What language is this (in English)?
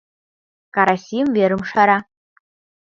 Mari